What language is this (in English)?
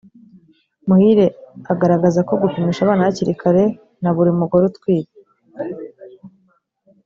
Kinyarwanda